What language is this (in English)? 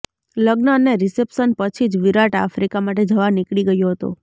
Gujarati